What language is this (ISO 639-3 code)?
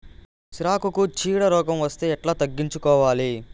tel